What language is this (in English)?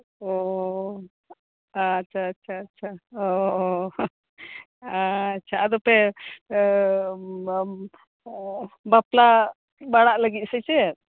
Santali